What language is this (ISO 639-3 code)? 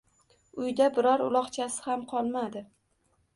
uzb